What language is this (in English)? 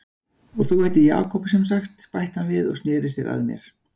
Icelandic